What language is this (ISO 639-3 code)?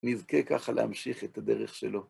heb